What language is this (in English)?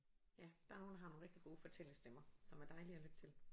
Danish